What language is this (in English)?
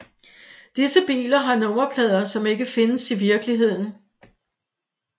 Danish